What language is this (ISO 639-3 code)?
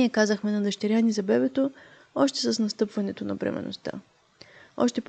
bul